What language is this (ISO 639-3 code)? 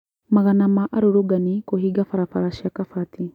kik